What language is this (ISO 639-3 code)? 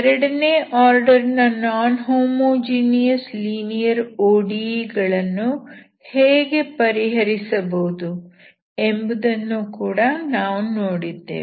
kan